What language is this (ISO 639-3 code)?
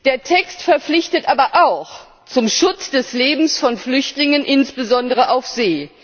deu